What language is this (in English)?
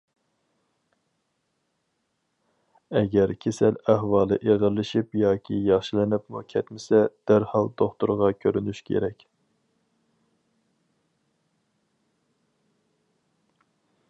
Uyghur